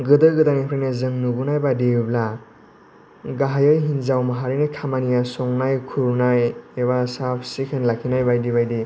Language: Bodo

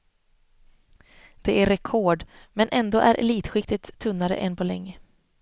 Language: Swedish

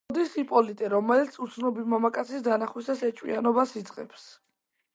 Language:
Georgian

